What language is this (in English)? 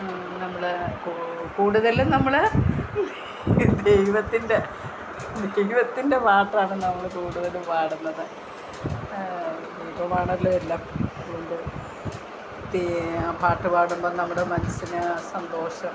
Malayalam